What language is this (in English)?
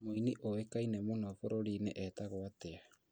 Kikuyu